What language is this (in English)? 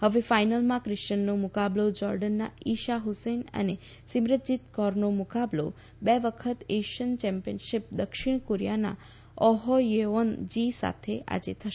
Gujarati